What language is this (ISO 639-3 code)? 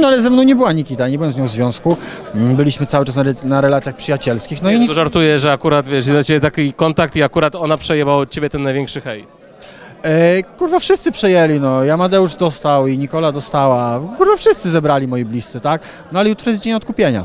pol